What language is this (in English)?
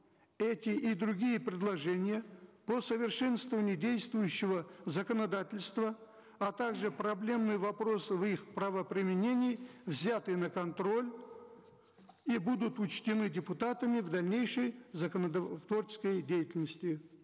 Kazakh